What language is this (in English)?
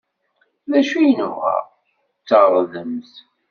Kabyle